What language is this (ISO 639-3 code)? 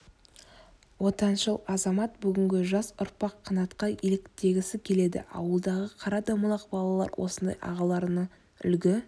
kaz